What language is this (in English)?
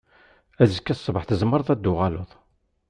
Kabyle